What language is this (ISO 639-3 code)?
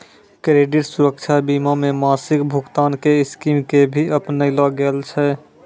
mai